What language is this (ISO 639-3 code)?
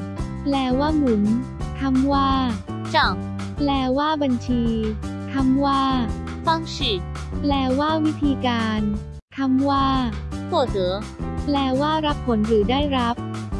tha